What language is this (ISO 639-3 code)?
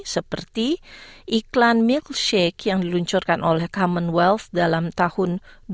ind